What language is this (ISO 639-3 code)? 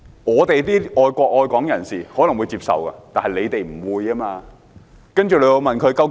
yue